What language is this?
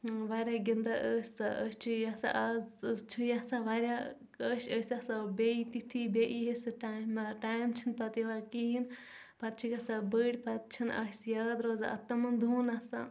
Kashmiri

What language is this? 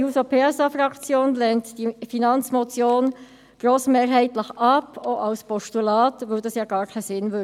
Swiss German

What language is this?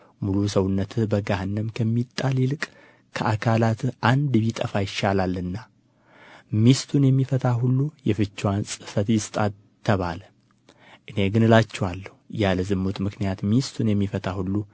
Amharic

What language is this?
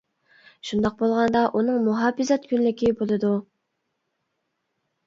Uyghur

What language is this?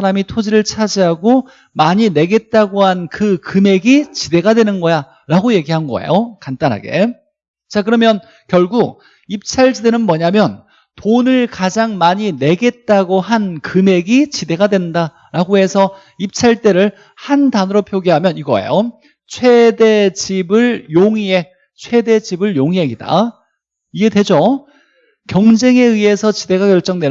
Korean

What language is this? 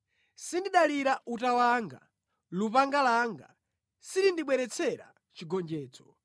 Nyanja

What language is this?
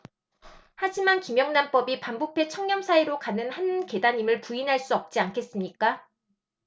Korean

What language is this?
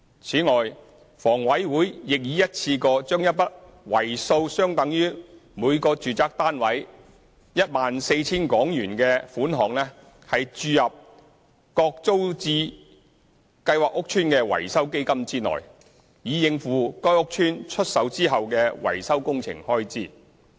Cantonese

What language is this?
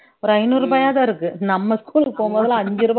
Tamil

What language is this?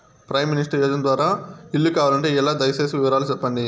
Telugu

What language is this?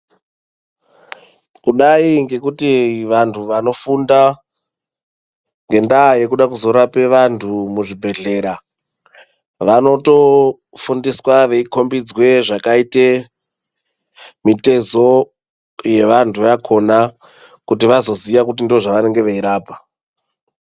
Ndau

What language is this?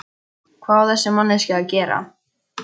Icelandic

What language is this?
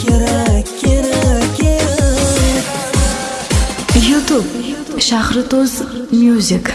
Turkish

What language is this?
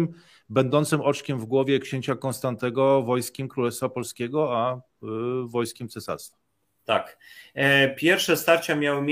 Polish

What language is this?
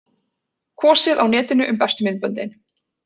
Icelandic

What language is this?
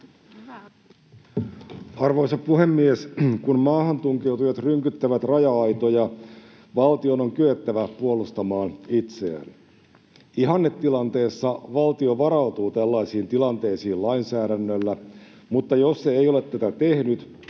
Finnish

